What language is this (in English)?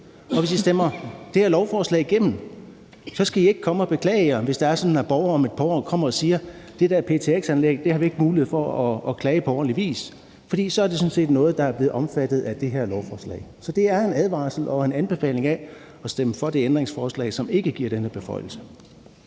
Danish